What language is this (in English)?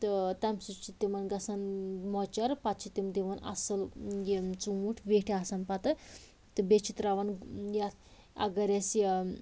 Kashmiri